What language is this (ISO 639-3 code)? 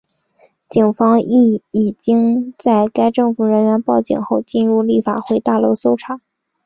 zho